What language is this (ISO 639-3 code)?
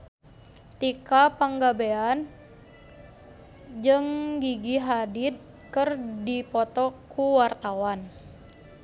sun